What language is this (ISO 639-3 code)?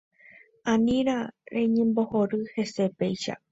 grn